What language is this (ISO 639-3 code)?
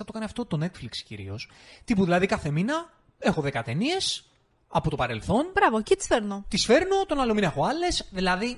ell